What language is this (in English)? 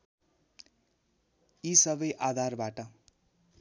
Nepali